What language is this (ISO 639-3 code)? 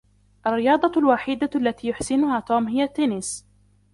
ara